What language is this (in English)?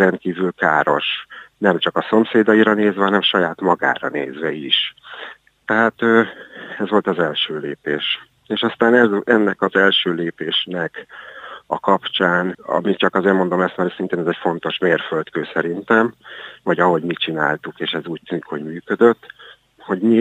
Hungarian